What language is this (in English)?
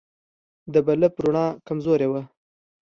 Pashto